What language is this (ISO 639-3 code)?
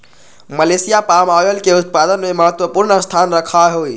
mag